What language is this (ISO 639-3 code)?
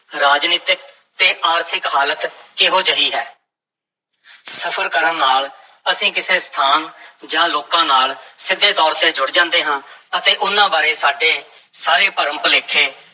pan